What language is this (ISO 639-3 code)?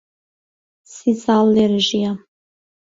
ckb